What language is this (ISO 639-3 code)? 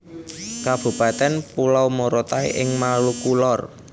jav